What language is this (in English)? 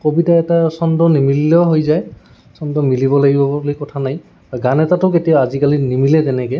Assamese